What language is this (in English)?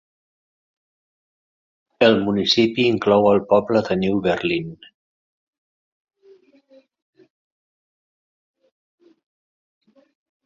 Catalan